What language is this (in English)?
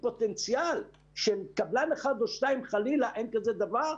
Hebrew